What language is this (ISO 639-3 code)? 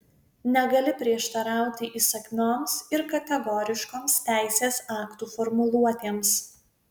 lit